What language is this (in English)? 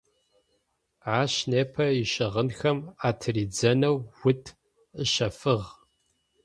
Adyghe